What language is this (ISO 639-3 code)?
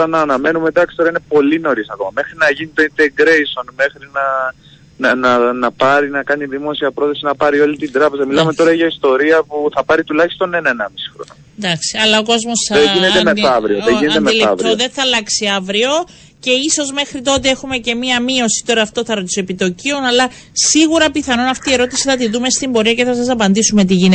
ell